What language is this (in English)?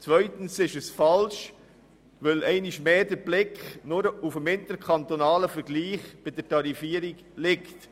Swiss German